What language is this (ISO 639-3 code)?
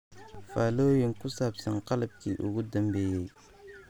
som